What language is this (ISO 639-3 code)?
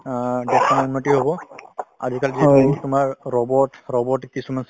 asm